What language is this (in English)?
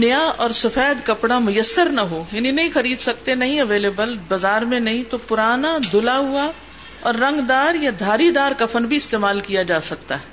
Urdu